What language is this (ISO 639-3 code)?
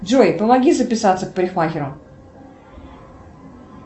rus